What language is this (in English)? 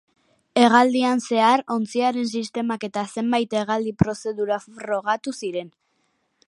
Basque